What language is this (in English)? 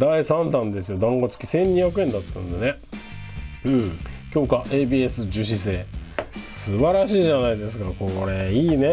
Japanese